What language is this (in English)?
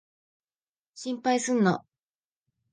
Japanese